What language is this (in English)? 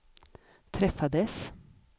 Swedish